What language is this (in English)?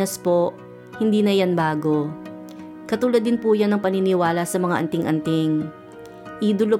Filipino